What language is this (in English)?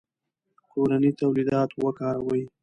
Pashto